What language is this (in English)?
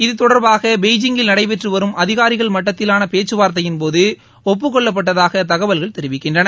Tamil